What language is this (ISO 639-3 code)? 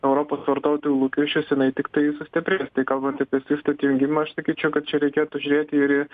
lit